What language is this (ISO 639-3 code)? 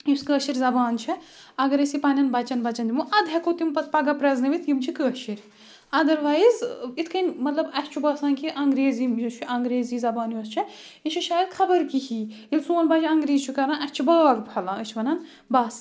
kas